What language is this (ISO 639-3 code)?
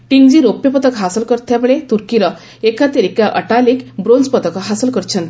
ori